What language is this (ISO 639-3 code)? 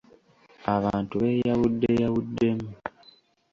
lug